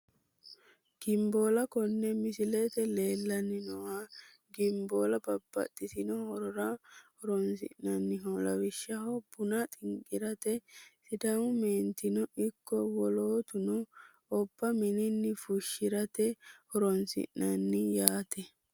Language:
Sidamo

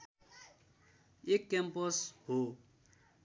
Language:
Nepali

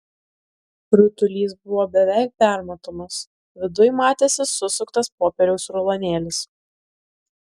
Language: Lithuanian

